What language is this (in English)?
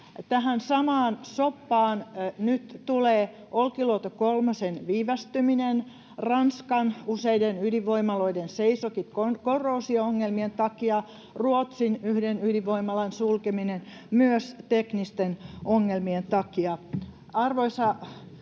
Finnish